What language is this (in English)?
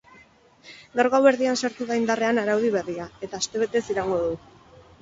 Basque